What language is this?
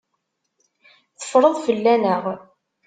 Kabyle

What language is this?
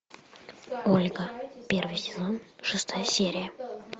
Russian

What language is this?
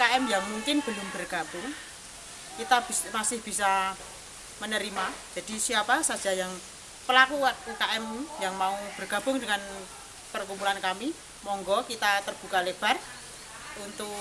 Indonesian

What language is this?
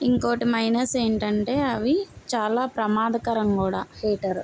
Telugu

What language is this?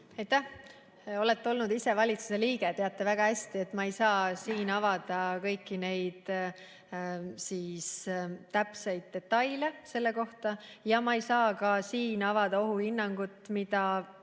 Estonian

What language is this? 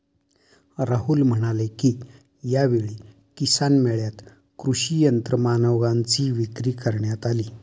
Marathi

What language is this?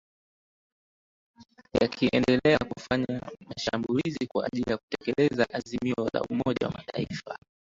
Swahili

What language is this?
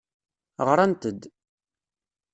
Kabyle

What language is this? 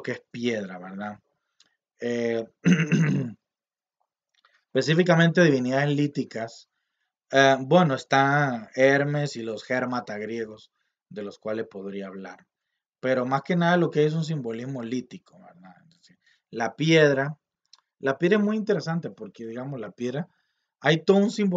Spanish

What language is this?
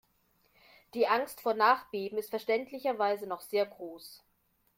German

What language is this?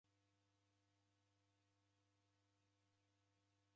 Taita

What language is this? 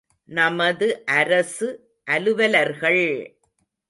Tamil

